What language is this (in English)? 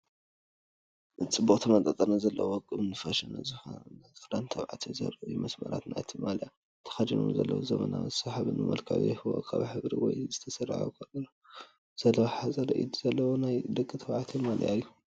Tigrinya